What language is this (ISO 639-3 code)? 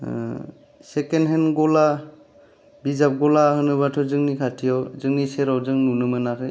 brx